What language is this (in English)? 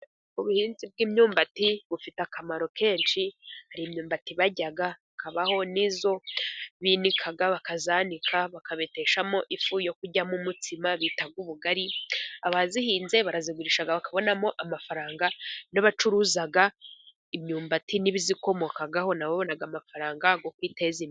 Kinyarwanda